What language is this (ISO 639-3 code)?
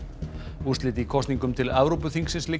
isl